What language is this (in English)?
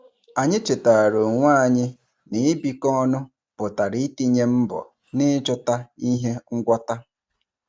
Igbo